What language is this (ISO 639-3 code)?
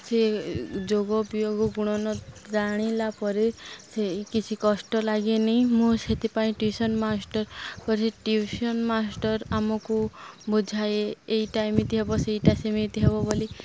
ori